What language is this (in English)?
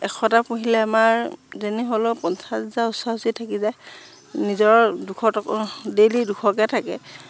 Assamese